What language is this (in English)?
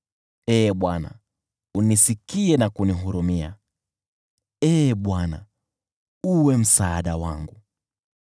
Swahili